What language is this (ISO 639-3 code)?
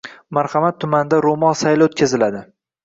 uzb